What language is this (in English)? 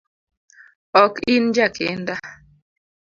Luo (Kenya and Tanzania)